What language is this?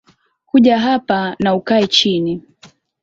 Swahili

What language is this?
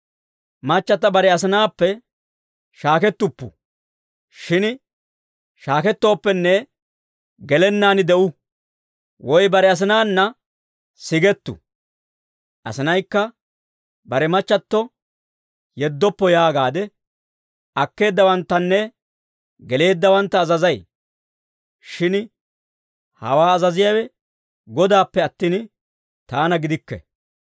Dawro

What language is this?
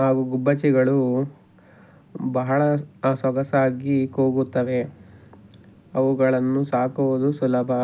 Kannada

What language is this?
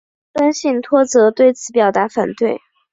Chinese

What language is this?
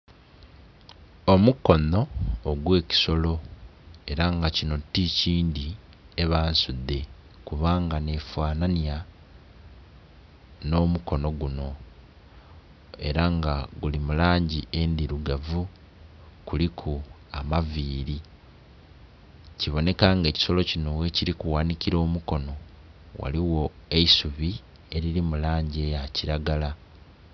Soga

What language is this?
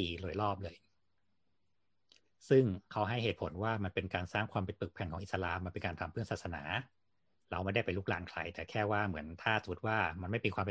Thai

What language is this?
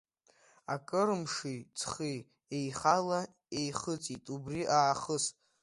Abkhazian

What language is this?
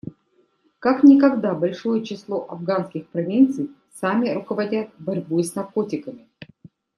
Russian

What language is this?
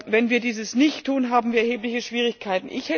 German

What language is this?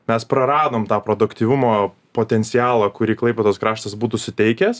Lithuanian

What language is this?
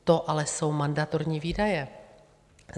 Czech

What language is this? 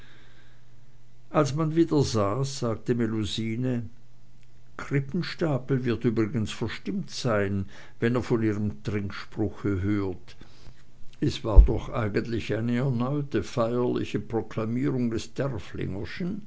German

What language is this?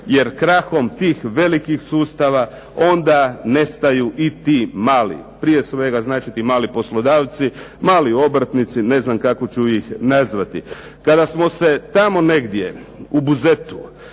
Croatian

